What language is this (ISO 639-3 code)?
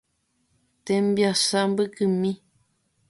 grn